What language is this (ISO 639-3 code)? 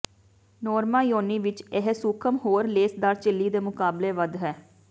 pan